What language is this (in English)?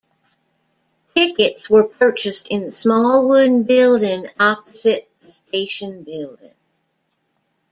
English